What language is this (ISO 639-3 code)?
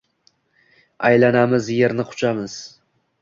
uzb